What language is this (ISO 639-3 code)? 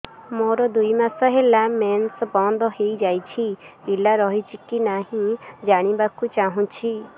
ori